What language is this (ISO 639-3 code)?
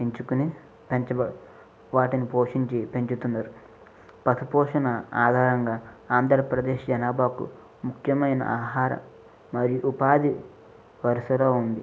tel